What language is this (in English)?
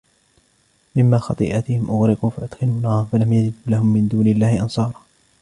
Arabic